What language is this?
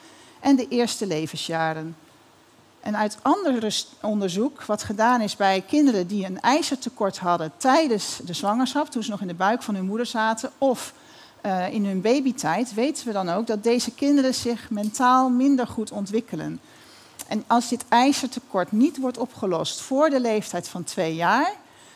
Dutch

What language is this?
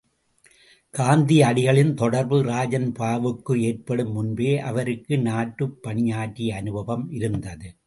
Tamil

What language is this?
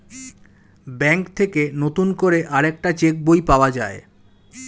Bangla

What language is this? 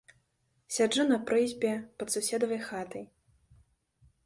Belarusian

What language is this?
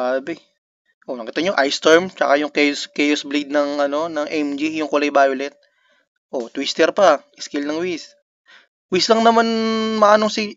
Filipino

